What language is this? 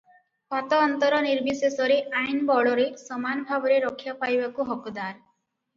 Odia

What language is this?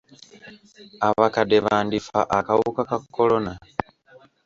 Ganda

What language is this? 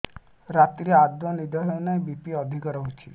Odia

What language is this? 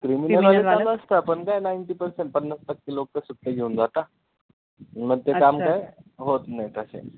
Marathi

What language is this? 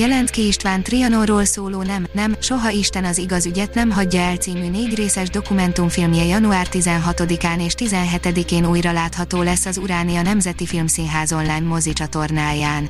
Hungarian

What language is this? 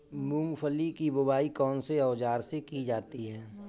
Hindi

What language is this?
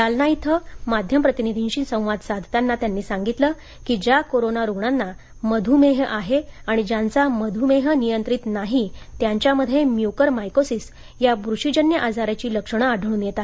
Marathi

